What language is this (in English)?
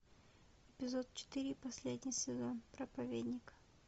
Russian